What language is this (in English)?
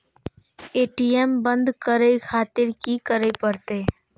Maithili